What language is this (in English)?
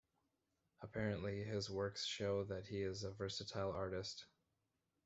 English